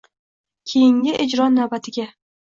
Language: Uzbek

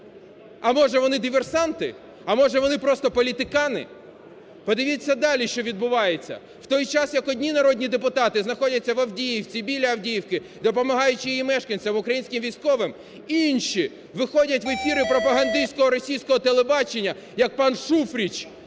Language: Ukrainian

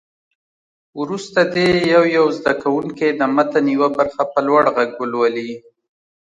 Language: Pashto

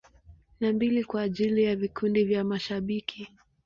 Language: Swahili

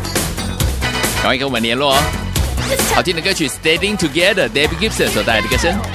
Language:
Chinese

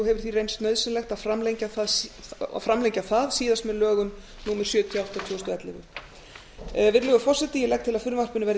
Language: Icelandic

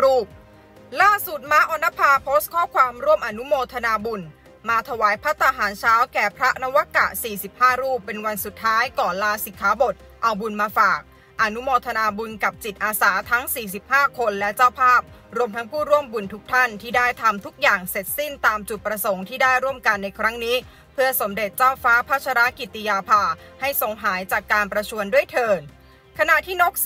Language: Thai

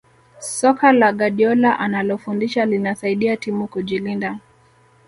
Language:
Swahili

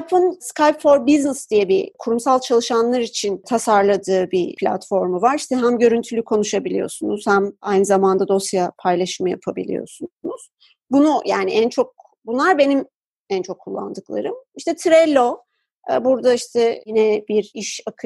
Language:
Turkish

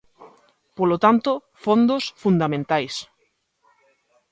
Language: Galician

